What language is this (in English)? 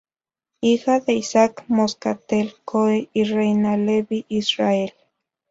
Spanish